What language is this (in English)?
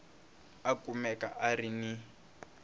Tsonga